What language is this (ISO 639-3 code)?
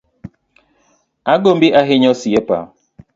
luo